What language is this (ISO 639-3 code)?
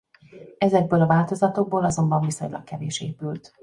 hun